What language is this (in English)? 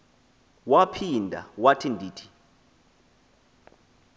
Xhosa